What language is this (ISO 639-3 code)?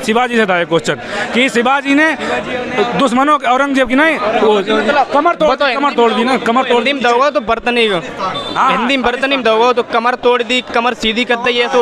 hin